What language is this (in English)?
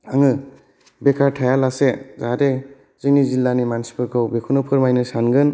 Bodo